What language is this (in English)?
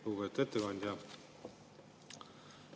Estonian